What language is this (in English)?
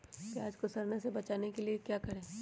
Magahi